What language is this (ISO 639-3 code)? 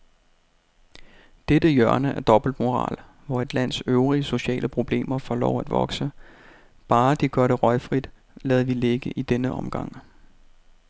dan